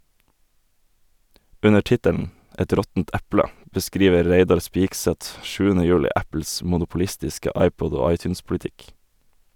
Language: Norwegian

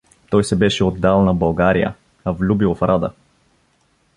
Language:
Bulgarian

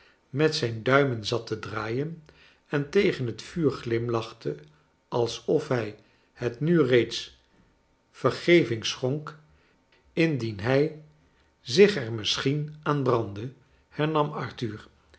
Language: Dutch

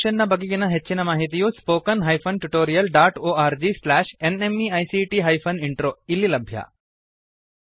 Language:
Kannada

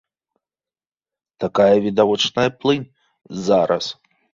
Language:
Belarusian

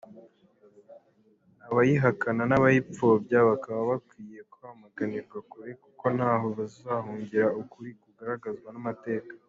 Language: Kinyarwanda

